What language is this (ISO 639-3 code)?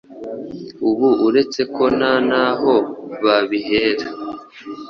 kin